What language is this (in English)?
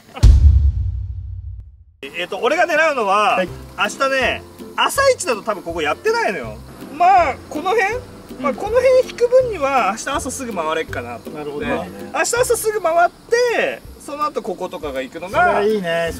Japanese